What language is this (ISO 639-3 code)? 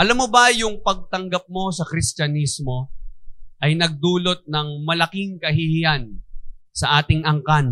fil